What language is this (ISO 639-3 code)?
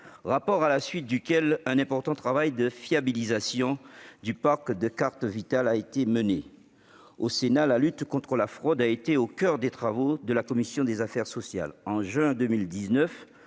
fra